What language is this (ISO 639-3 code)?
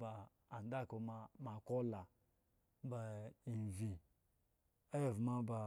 ego